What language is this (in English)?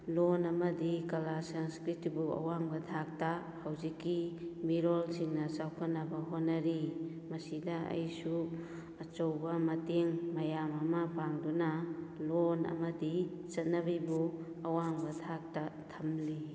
Manipuri